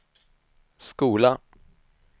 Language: Swedish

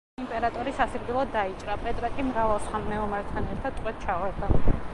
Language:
Georgian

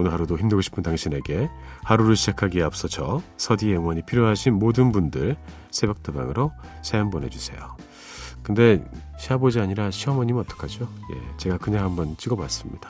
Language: Korean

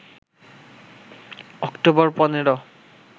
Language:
Bangla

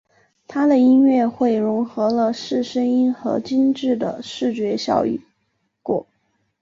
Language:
Chinese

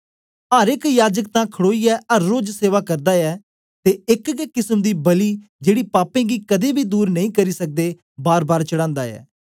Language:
Dogri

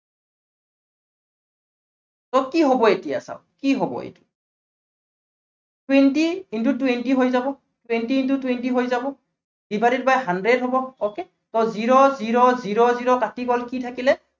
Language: Assamese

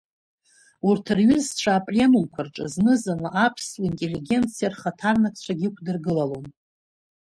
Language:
Abkhazian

